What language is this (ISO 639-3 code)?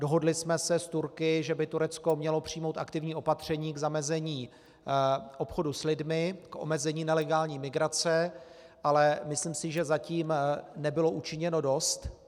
ces